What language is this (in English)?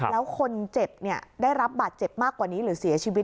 Thai